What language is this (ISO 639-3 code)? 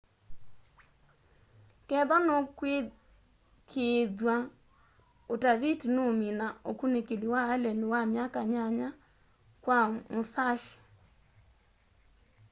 kam